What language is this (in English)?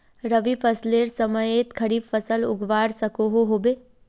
Magahi